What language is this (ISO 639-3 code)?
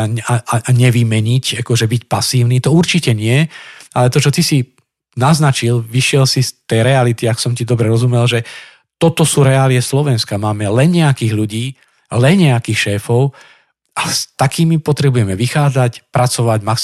slk